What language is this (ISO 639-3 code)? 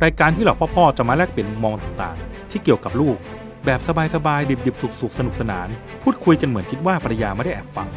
tha